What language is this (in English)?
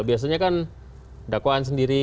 Indonesian